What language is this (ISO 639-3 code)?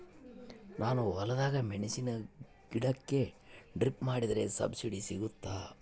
kan